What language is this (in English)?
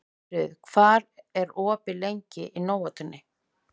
Icelandic